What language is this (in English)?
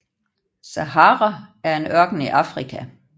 Danish